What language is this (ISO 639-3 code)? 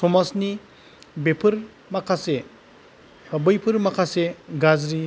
brx